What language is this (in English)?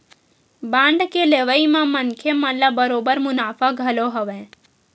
Chhattisgarhi